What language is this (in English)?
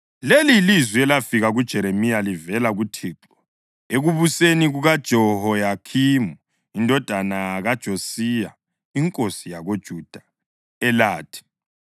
North Ndebele